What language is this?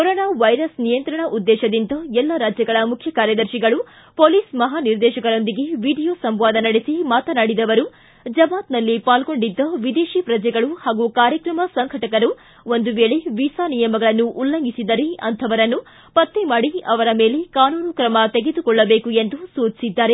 Kannada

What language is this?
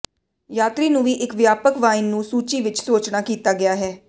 Punjabi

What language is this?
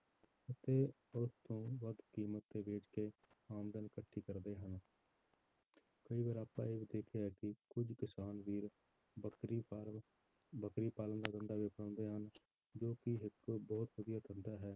Punjabi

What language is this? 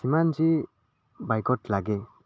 Assamese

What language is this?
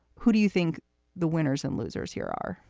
English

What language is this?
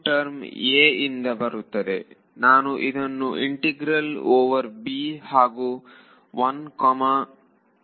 Kannada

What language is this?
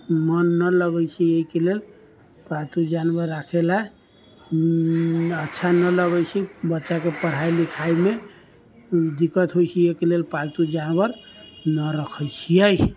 Maithili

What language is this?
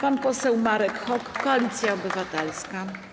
Polish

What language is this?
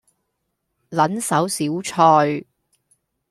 Cantonese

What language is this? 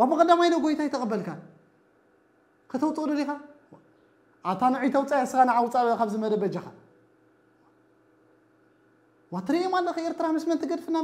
Arabic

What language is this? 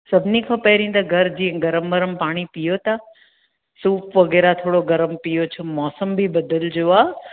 Sindhi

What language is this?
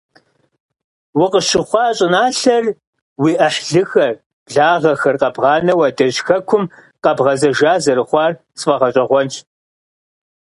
Kabardian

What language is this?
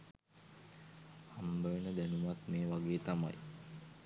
Sinhala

